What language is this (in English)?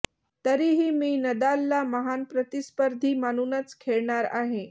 Marathi